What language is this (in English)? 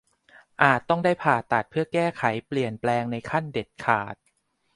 Thai